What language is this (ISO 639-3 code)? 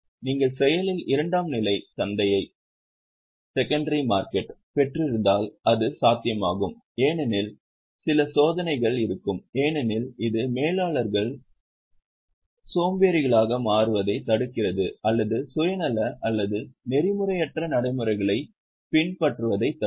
tam